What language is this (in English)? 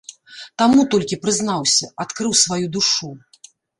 Belarusian